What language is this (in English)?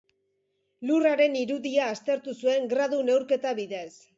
Basque